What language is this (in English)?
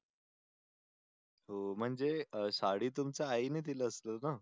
Marathi